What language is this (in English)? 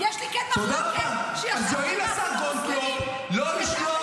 Hebrew